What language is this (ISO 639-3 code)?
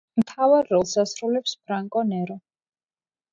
kat